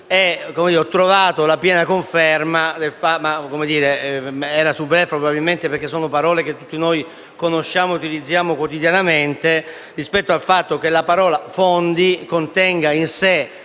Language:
Italian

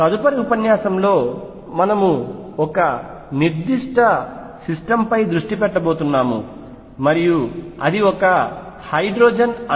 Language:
Telugu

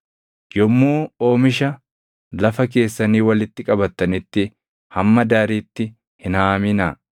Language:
Oromo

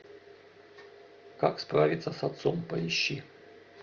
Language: Russian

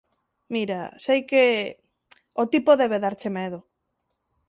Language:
Galician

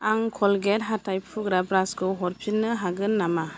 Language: Bodo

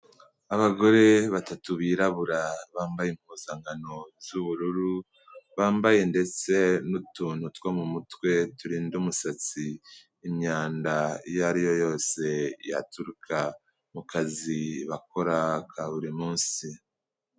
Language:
Kinyarwanda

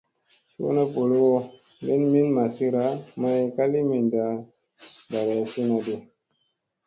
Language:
Musey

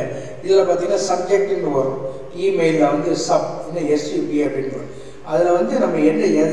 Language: Tamil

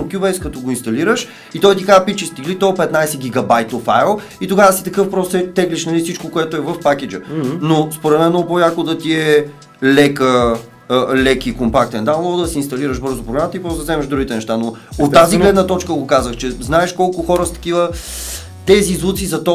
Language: Bulgarian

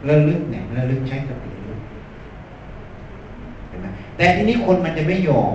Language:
Thai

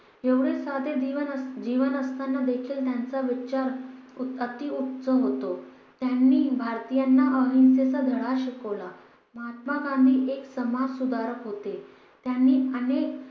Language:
Marathi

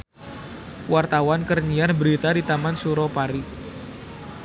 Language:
Sundanese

